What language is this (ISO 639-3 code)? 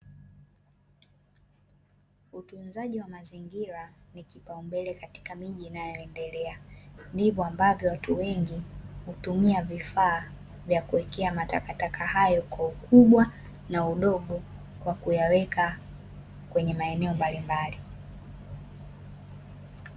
swa